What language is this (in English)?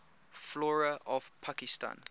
English